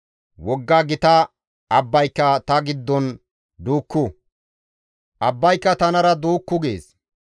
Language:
Gamo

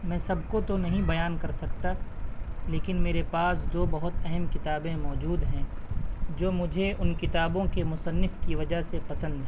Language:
Urdu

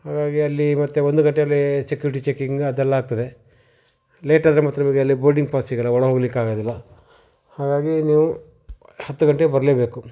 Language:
Kannada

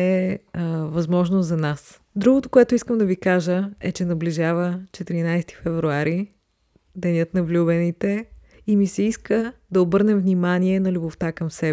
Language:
Bulgarian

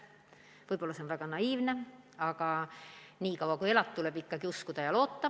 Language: Estonian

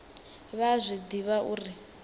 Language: Venda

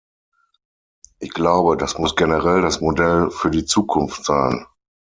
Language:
German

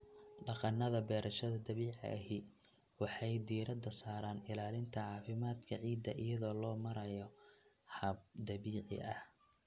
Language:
Somali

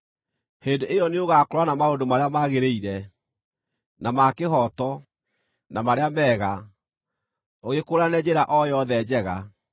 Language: Kikuyu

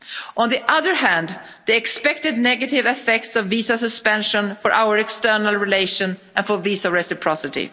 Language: English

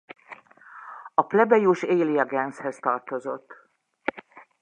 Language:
Hungarian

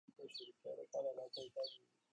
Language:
Swahili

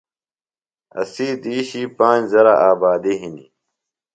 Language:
Phalura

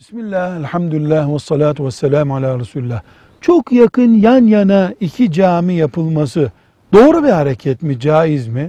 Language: Turkish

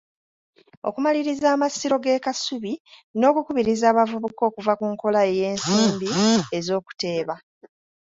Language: Ganda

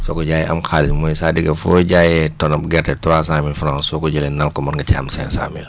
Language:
Wolof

